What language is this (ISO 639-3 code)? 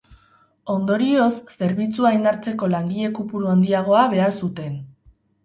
eus